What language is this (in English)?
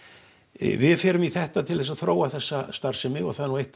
Icelandic